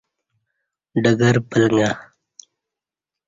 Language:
Kati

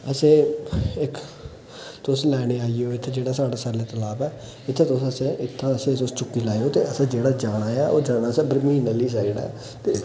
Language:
Dogri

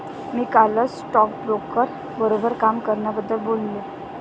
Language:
Marathi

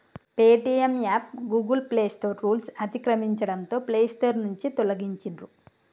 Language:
Telugu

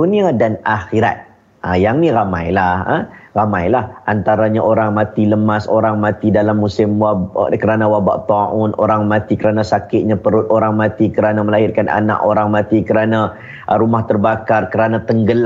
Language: Malay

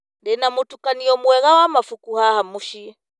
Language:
Kikuyu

